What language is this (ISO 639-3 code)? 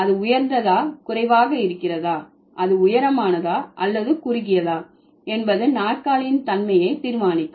tam